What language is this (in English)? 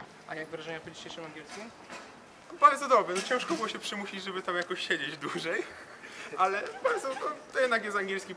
Polish